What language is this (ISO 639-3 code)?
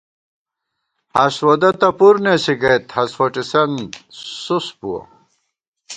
gwt